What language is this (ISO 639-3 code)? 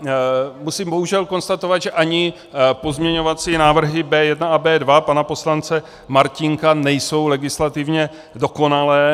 ces